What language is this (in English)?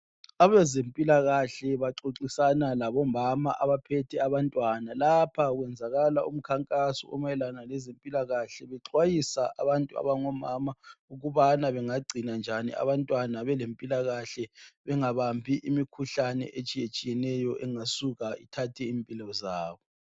North Ndebele